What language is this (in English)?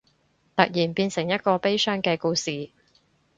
Cantonese